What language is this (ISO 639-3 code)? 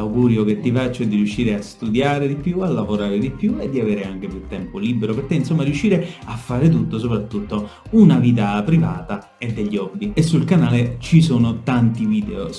ita